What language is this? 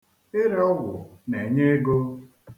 Igbo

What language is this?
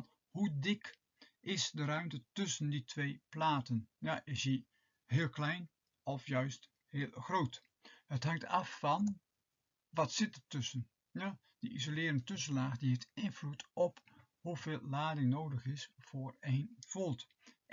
Dutch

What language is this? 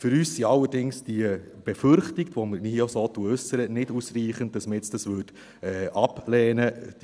Swiss German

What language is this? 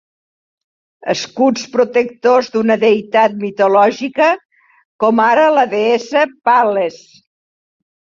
Catalan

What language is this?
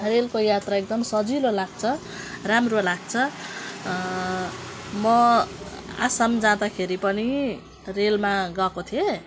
Nepali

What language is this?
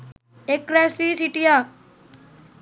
Sinhala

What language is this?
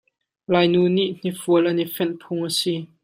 Hakha Chin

